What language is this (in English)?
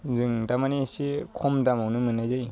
Bodo